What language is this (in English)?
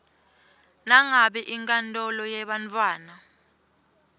Swati